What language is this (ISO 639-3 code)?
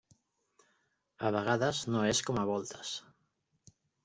cat